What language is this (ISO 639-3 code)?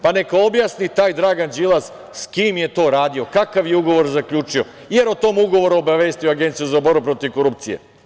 srp